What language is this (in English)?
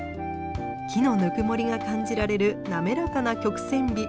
Japanese